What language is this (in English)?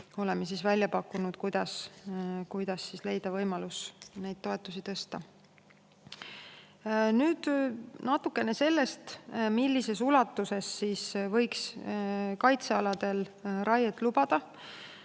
Estonian